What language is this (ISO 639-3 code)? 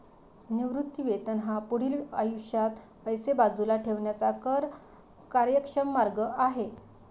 mar